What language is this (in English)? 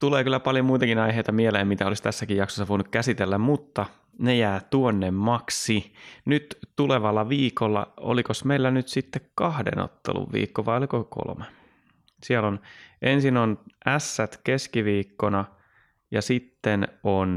Finnish